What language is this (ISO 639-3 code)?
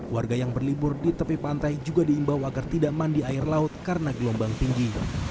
ind